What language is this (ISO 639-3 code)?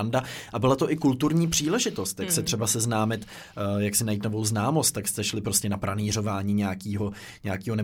ces